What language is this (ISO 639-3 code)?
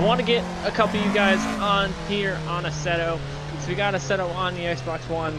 eng